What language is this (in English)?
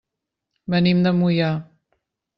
Catalan